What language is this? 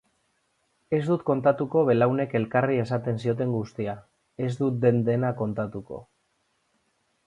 Basque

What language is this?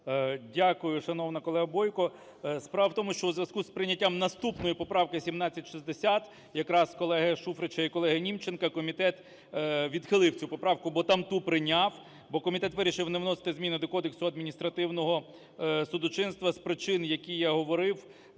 Ukrainian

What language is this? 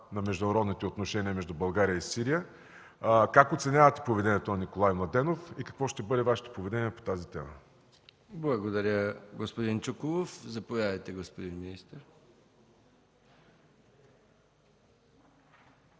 Bulgarian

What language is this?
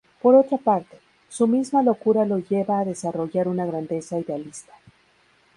Spanish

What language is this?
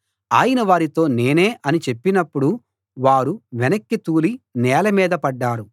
Telugu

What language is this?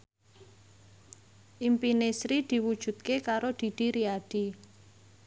Javanese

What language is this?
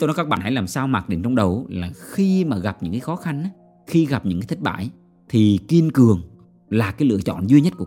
Vietnamese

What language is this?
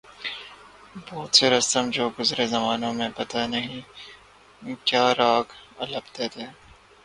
Urdu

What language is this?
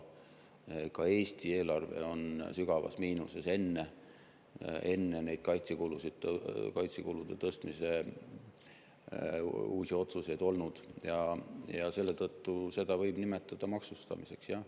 Estonian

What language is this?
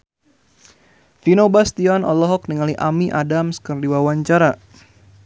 Sundanese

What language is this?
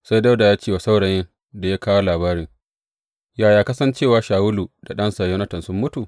Hausa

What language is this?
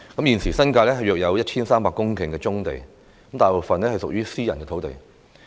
Cantonese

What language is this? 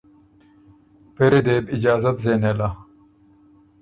Ormuri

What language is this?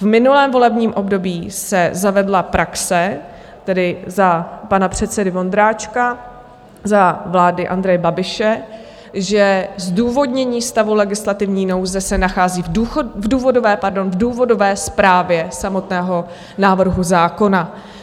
Czech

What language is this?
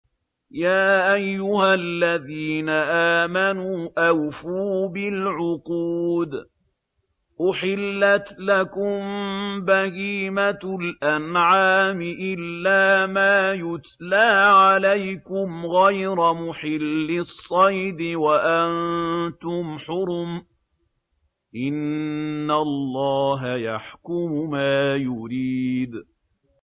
Arabic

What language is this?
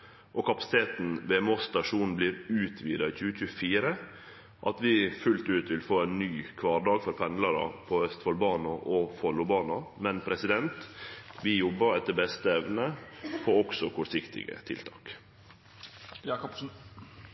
Norwegian Nynorsk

